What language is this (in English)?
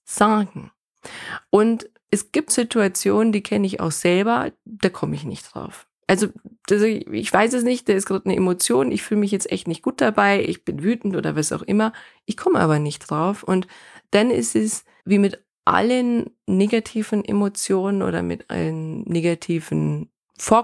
German